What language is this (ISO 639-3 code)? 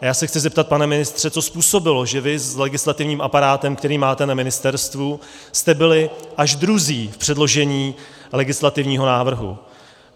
ces